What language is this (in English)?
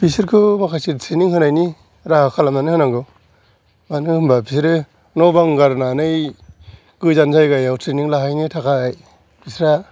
Bodo